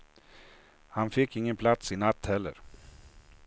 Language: Swedish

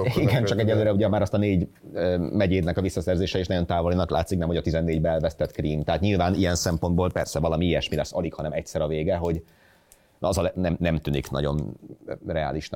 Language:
Hungarian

